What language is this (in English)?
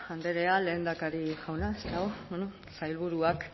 Basque